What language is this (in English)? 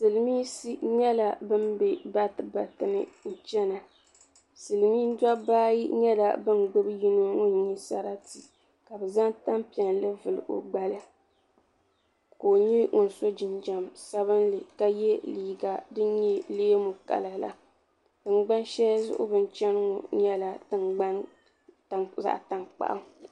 Dagbani